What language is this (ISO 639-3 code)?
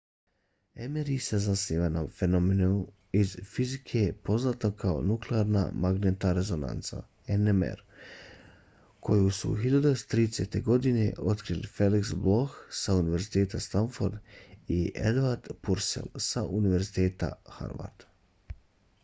bos